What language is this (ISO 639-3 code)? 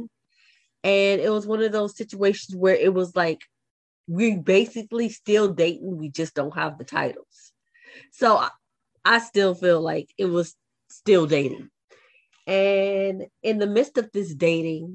eng